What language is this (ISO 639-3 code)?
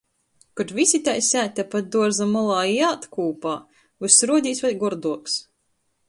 ltg